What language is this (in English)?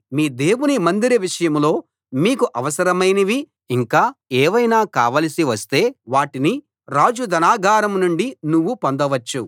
Telugu